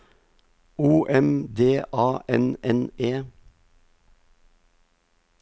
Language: Norwegian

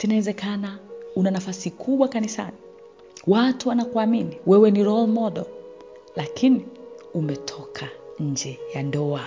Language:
Swahili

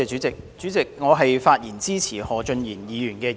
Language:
Cantonese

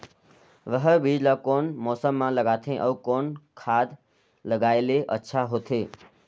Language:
Chhattisgarhi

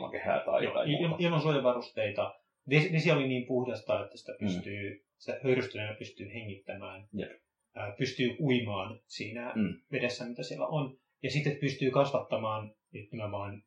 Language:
Finnish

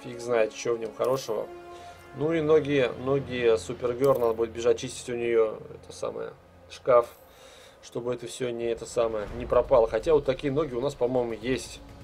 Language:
Russian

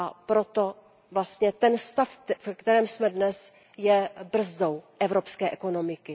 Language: Czech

